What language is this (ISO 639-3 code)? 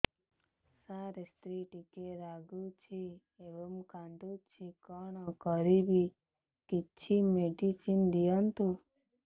ori